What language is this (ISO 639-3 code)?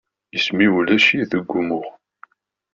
kab